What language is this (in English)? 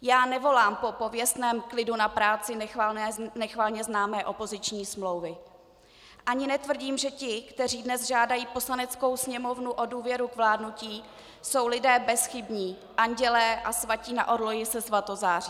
Czech